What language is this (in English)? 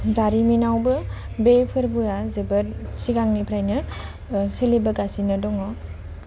Bodo